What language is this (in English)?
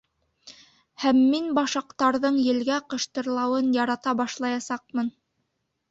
Bashkir